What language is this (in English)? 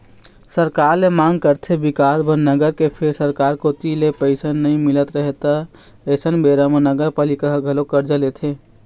Chhattisgarhi